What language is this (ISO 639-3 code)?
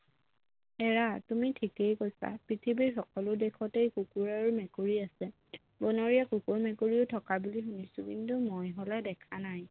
asm